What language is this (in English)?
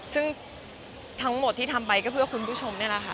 Thai